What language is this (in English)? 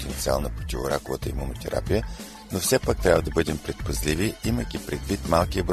Bulgarian